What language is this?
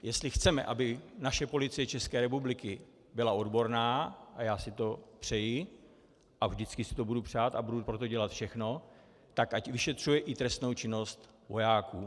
Czech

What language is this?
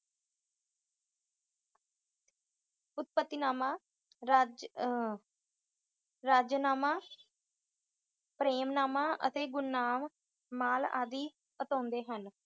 Punjabi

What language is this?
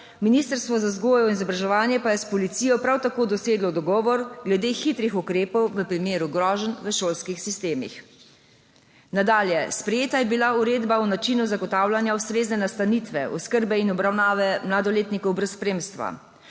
Slovenian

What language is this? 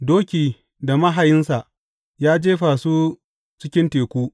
Hausa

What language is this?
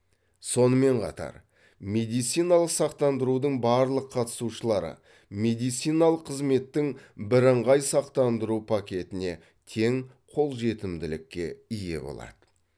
Kazakh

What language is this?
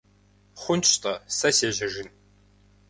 Kabardian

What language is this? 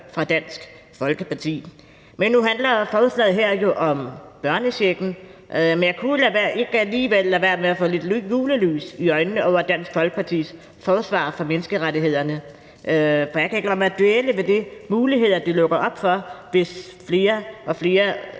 Danish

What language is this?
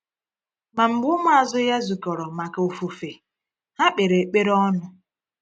Igbo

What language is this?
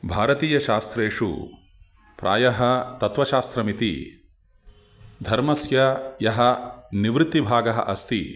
Sanskrit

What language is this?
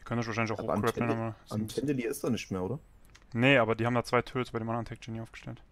German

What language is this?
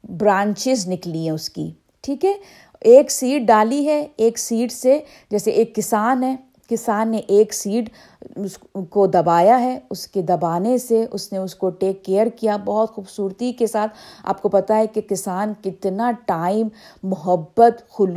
Urdu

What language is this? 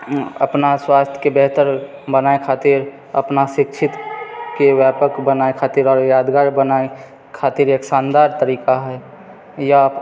Maithili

